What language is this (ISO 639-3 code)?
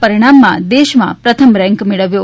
guj